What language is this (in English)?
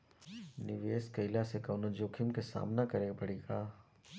Bhojpuri